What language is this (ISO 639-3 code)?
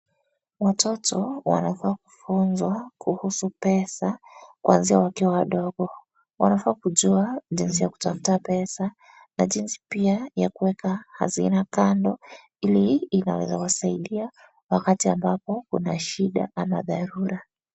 swa